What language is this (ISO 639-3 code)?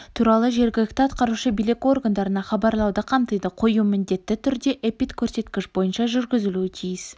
kaz